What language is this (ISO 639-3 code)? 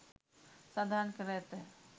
sin